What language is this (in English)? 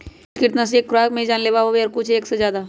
Magahi